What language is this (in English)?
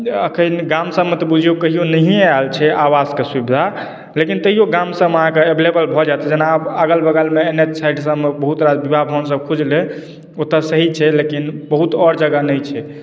Maithili